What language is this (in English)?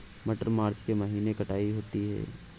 Hindi